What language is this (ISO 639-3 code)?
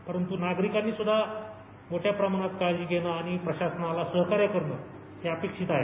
mar